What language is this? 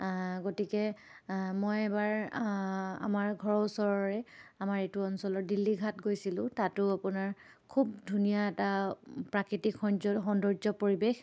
Assamese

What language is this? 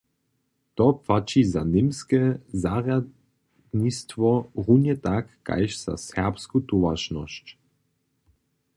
Upper Sorbian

